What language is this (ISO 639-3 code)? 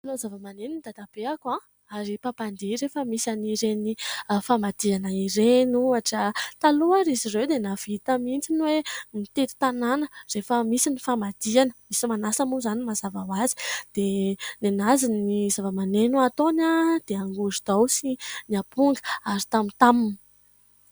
mlg